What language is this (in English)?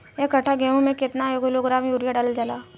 Bhojpuri